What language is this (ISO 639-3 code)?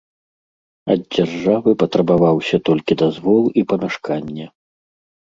bel